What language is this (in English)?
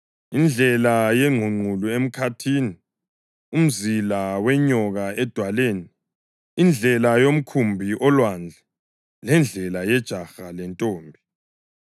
North Ndebele